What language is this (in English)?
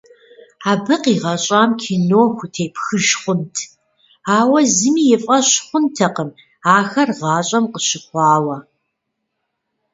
Kabardian